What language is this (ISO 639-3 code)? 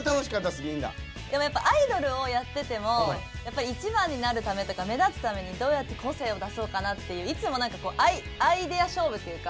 jpn